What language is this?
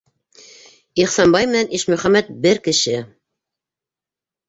Bashkir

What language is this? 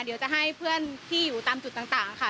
Thai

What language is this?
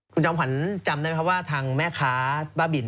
Thai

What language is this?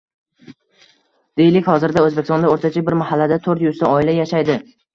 Uzbek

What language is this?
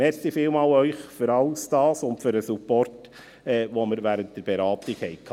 Swiss German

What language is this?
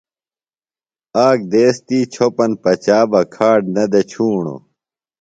Phalura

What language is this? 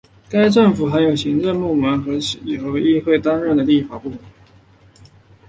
Chinese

